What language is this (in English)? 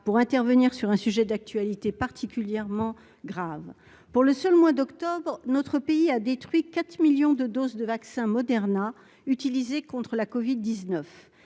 French